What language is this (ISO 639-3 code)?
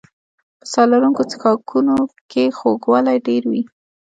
pus